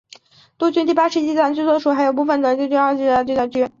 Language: Chinese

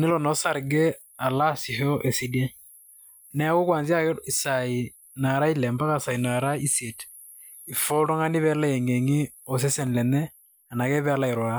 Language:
Masai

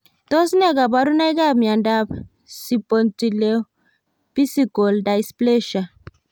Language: Kalenjin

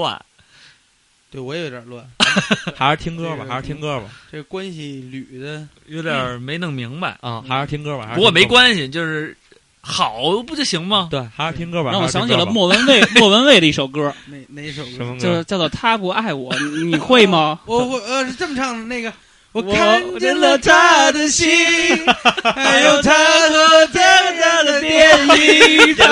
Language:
Chinese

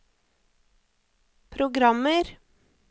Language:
Norwegian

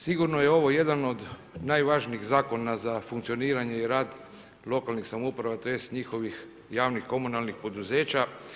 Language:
Croatian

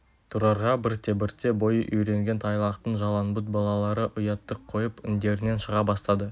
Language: Kazakh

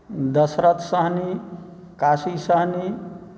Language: Maithili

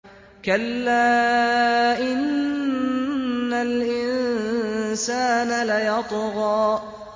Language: Arabic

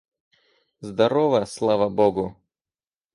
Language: Russian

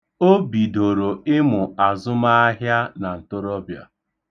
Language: Igbo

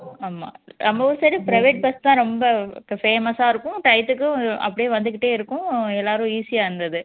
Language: Tamil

